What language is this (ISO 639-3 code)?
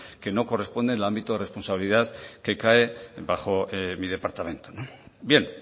spa